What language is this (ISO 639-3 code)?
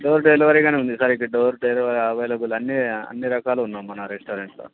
tel